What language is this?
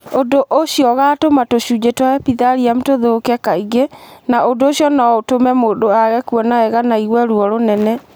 Kikuyu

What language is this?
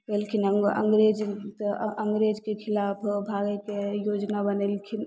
Maithili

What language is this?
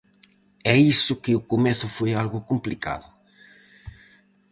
Galician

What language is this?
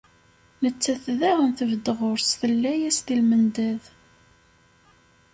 Kabyle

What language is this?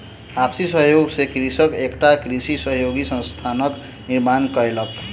Maithili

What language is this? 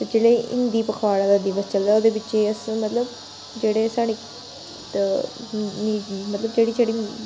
Dogri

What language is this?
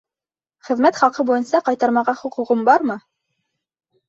Bashkir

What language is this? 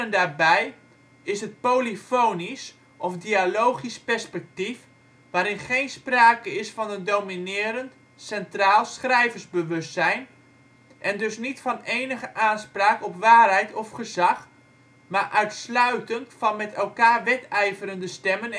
Dutch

